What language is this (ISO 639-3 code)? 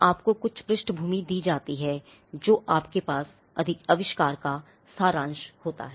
hin